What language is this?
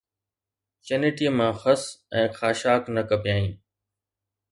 Sindhi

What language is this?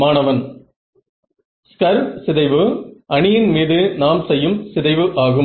Tamil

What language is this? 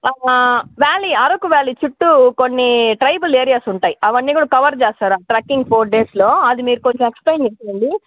Telugu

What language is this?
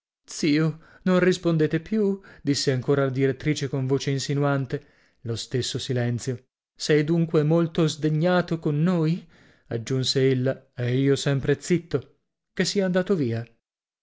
Italian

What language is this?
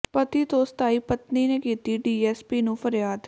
Punjabi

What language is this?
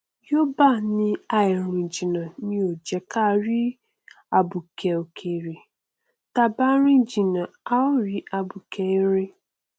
Yoruba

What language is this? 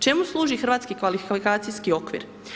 Croatian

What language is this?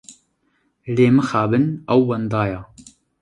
Kurdish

